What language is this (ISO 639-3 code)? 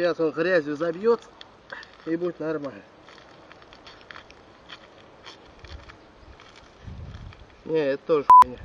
rus